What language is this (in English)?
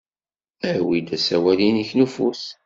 Kabyle